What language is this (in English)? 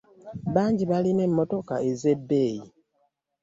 Ganda